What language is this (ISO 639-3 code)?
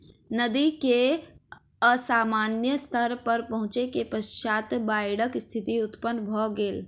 mai